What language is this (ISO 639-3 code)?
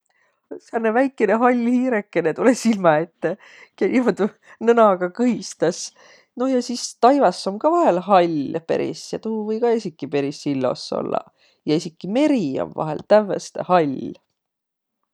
vro